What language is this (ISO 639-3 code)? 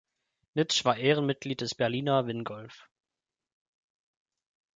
deu